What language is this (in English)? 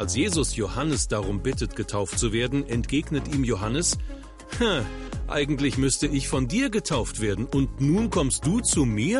German